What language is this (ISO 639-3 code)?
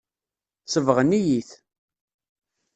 kab